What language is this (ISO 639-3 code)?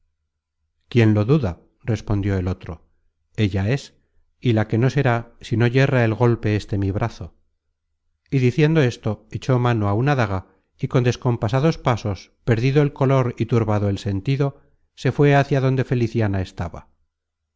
spa